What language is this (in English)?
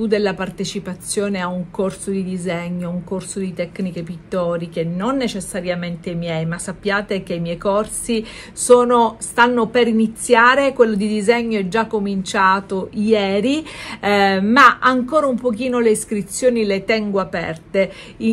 Italian